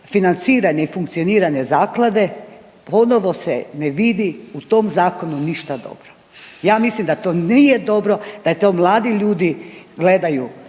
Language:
Croatian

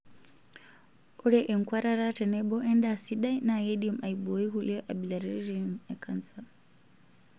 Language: Masai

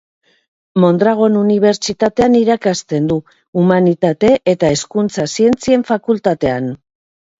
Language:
Basque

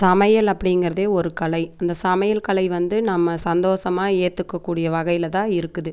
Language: Tamil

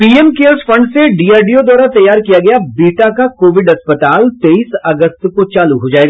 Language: Hindi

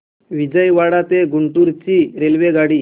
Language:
Marathi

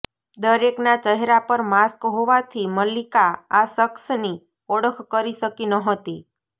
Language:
Gujarati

